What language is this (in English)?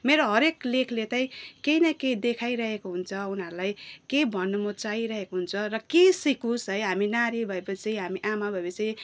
Nepali